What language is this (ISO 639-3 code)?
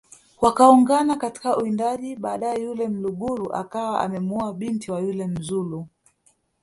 swa